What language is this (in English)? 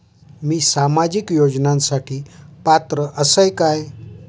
Marathi